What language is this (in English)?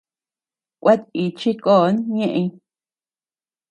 Tepeuxila Cuicatec